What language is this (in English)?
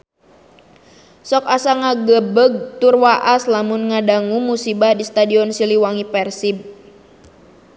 Sundanese